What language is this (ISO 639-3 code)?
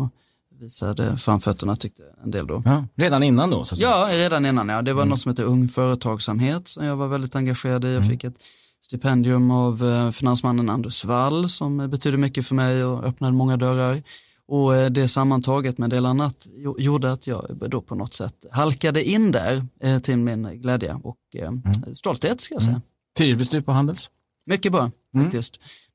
swe